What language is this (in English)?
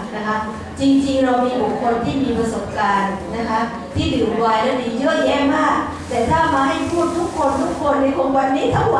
Thai